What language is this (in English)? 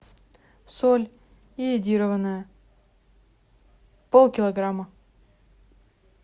Russian